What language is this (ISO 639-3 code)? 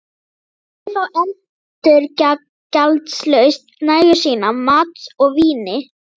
isl